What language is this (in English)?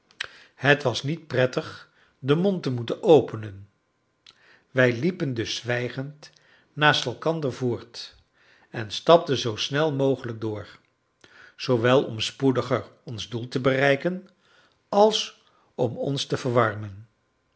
Dutch